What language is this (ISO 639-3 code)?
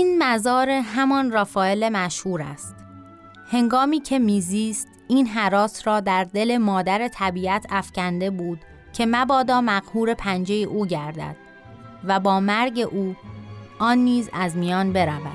fas